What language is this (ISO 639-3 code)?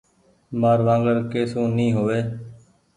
gig